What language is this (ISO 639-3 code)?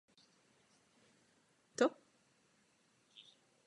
ces